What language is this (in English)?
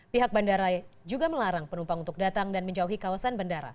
Indonesian